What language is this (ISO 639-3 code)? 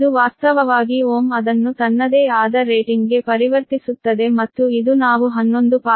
kan